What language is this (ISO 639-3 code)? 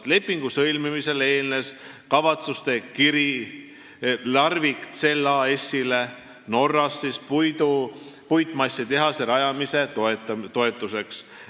est